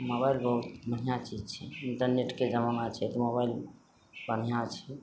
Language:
Maithili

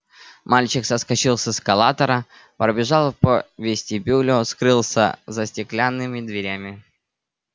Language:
Russian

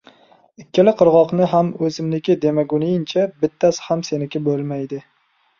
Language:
Uzbek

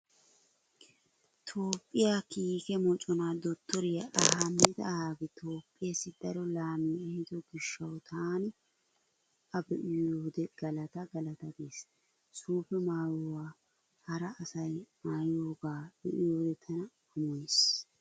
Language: Wolaytta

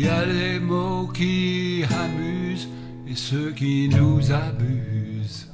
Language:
French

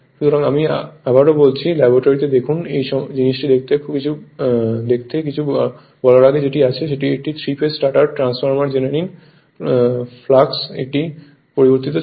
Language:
Bangla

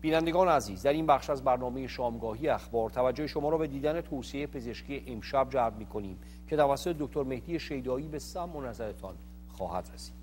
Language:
Persian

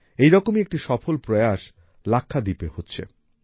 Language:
Bangla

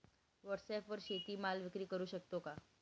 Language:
Marathi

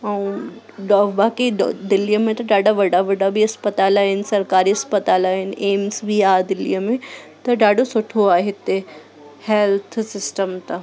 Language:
Sindhi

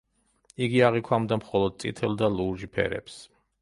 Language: Georgian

